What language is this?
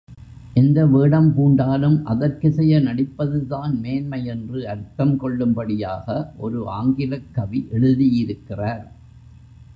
Tamil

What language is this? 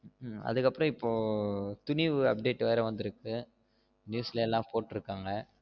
Tamil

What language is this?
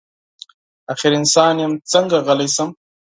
Pashto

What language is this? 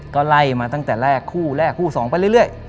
Thai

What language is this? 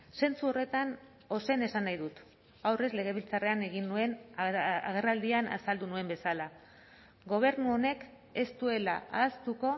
Basque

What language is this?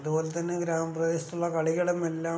Malayalam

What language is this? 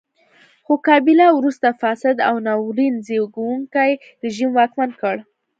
Pashto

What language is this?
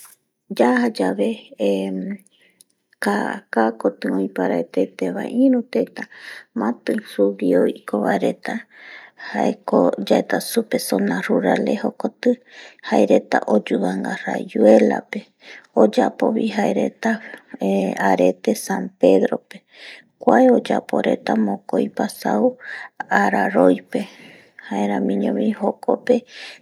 Eastern Bolivian Guaraní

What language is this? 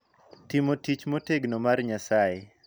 Luo (Kenya and Tanzania)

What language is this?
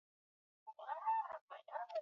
Swahili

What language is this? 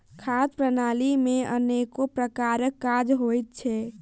Maithili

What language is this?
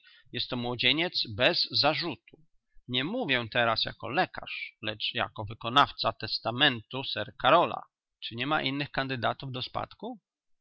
Polish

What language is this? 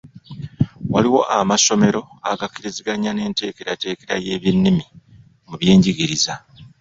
Ganda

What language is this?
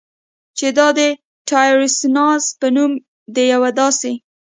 Pashto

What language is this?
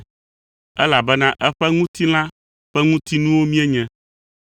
Ewe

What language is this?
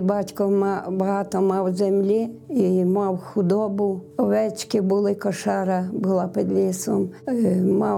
Ukrainian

